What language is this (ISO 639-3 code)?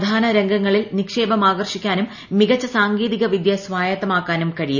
mal